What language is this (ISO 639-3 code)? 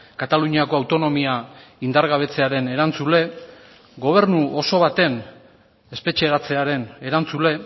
eus